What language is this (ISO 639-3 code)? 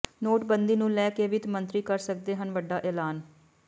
pan